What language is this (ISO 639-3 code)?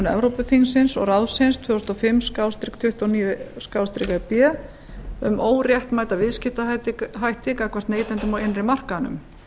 isl